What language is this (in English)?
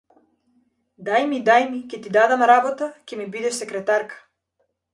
Macedonian